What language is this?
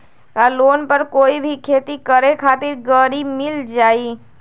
Magahi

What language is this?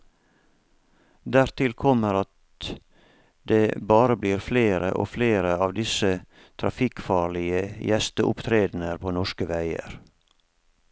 Norwegian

